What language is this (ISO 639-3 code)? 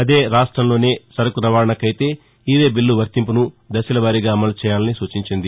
tel